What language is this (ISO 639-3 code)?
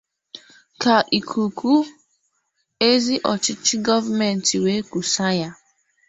ibo